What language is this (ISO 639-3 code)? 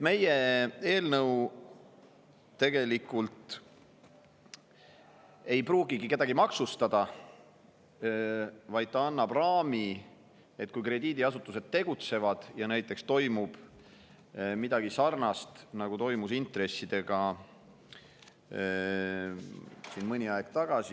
est